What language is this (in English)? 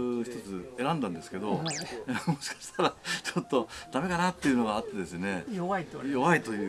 Japanese